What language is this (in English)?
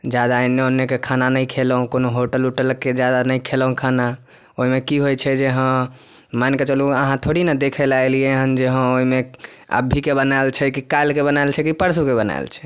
Maithili